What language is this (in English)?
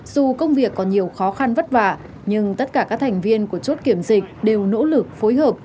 Vietnamese